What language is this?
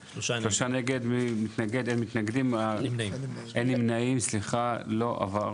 Hebrew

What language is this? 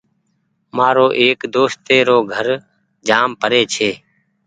Goaria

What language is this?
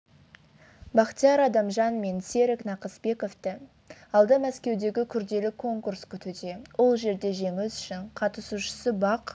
Kazakh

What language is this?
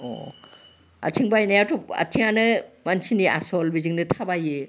Bodo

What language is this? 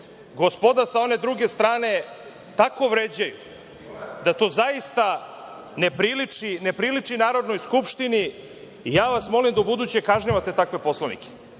Serbian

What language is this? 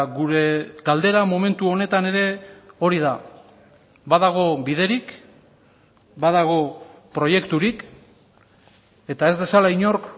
Basque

